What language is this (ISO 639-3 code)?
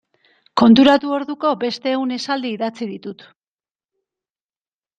eus